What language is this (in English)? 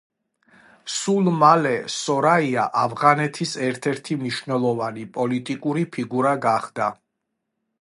Georgian